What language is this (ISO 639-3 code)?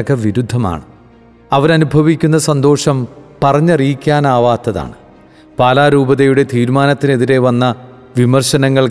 mal